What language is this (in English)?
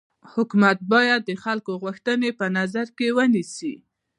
Pashto